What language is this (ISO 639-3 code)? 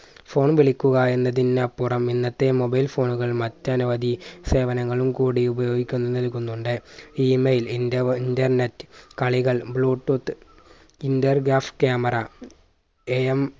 mal